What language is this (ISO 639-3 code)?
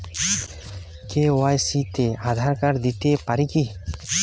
ben